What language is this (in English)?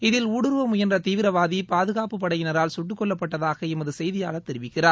Tamil